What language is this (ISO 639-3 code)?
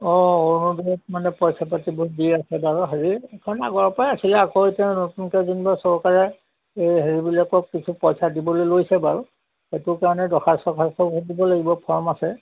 asm